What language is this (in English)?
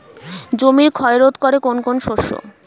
Bangla